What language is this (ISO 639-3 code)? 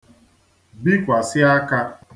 ibo